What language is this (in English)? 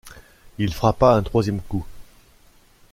French